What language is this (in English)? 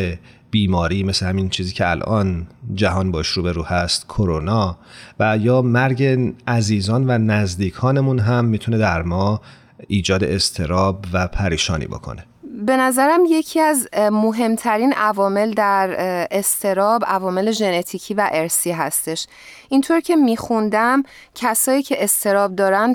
Persian